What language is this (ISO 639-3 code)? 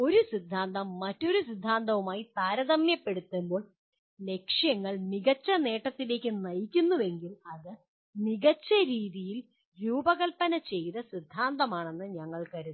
mal